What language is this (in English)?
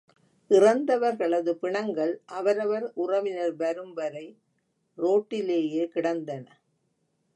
Tamil